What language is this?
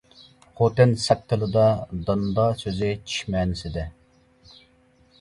Uyghur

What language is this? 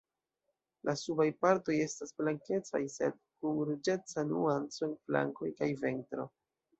Esperanto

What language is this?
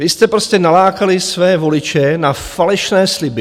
Czech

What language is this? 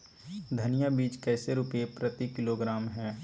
Magahi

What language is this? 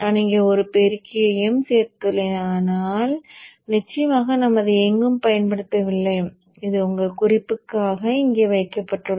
Tamil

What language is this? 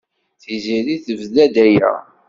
Kabyle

